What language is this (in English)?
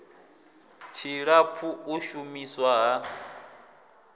Venda